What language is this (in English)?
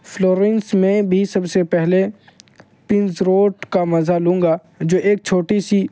Urdu